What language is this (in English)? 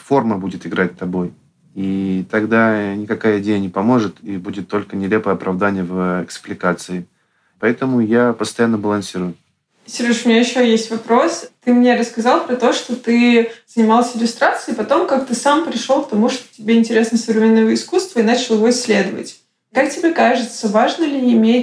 Russian